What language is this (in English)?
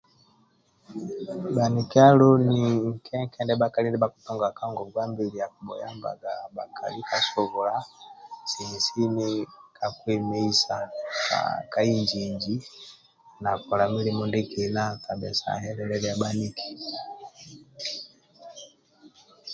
Amba (Uganda)